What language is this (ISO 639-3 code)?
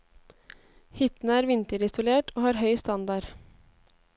nor